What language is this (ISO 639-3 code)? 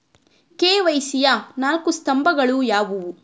kan